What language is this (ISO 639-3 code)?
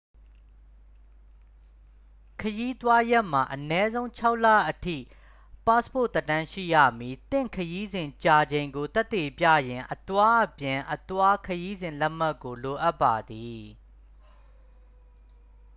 mya